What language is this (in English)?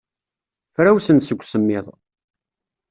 Kabyle